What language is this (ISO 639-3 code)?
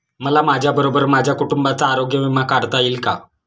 mar